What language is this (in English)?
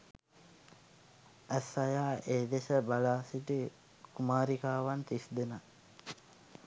Sinhala